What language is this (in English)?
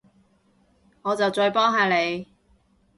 Cantonese